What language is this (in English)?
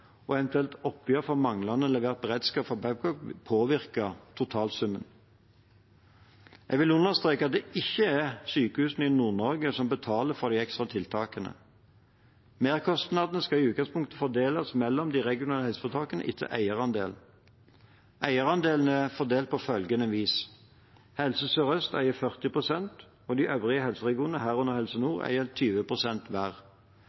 Norwegian Bokmål